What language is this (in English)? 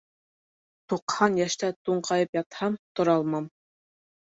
Bashkir